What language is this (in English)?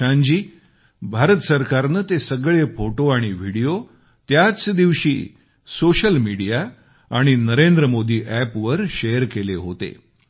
Marathi